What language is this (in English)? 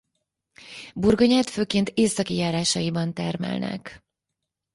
Hungarian